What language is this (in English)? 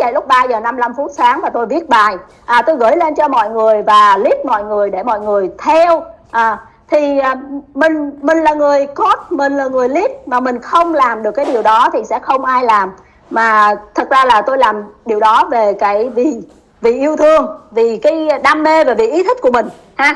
Vietnamese